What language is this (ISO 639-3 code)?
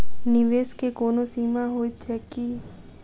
mai